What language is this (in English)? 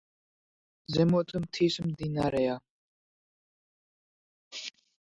Georgian